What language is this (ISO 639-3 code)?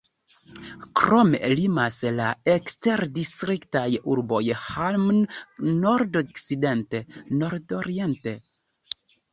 epo